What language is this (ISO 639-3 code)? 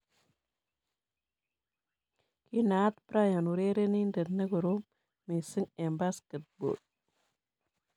kln